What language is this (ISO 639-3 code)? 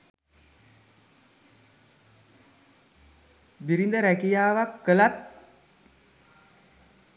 sin